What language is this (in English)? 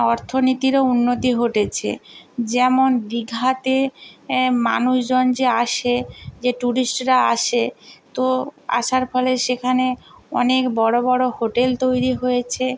Bangla